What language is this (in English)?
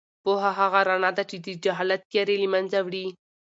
Pashto